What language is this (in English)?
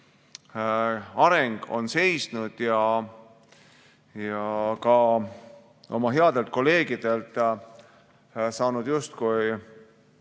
Estonian